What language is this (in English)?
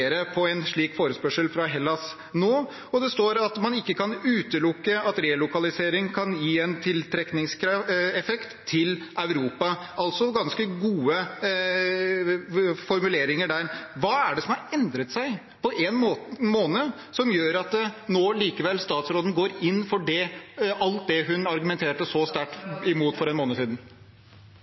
Norwegian Bokmål